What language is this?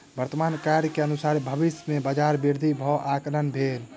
Maithili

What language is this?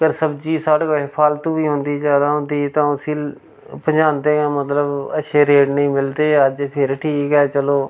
Dogri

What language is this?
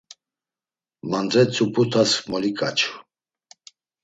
Laz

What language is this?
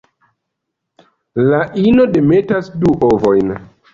Esperanto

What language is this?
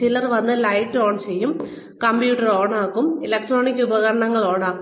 Malayalam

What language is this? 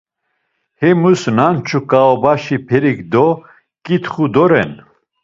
Laz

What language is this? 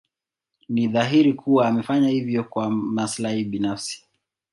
Swahili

